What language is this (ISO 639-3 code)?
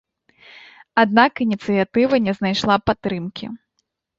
bel